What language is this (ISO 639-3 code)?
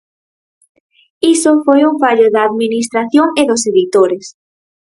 glg